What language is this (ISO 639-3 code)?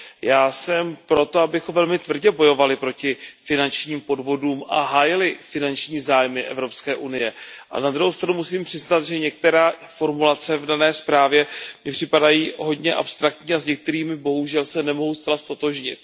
ces